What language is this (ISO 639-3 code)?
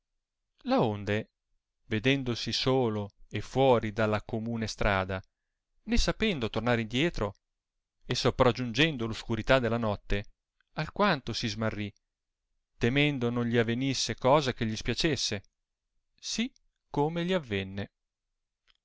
ita